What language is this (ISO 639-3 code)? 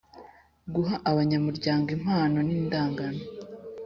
kin